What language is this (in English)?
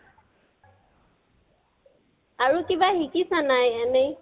Assamese